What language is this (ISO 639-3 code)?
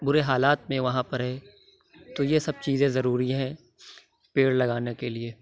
urd